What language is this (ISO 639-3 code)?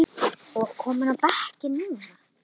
isl